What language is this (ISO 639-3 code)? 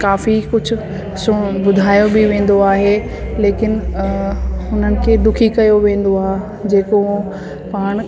snd